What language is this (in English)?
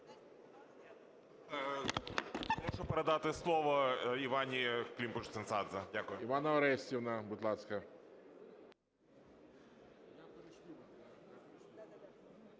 Ukrainian